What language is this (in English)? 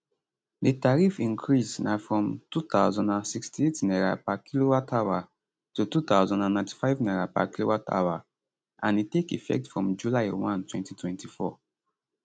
Nigerian Pidgin